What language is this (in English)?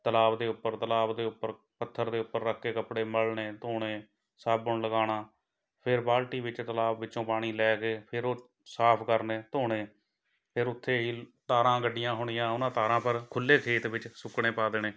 Punjabi